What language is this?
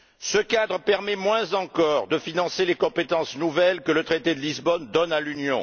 French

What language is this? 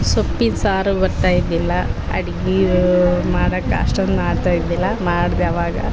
Kannada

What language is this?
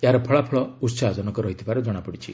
Odia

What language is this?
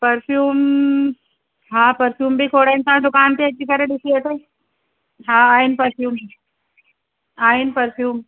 Sindhi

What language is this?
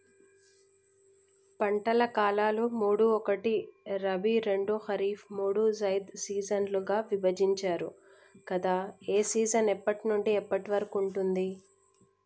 Telugu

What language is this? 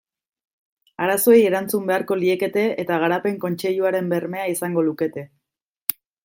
Basque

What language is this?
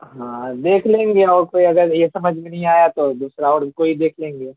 Urdu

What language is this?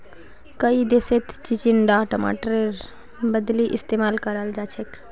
Magahi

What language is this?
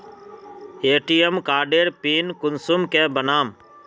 Magahi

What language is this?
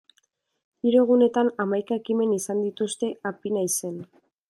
Basque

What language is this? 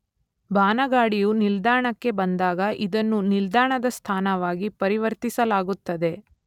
Kannada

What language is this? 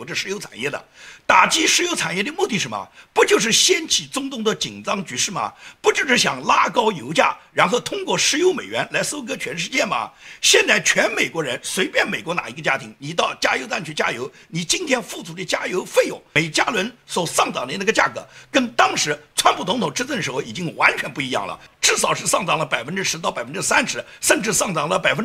Chinese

